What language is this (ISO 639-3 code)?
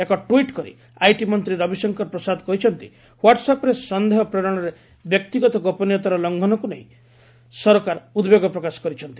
ori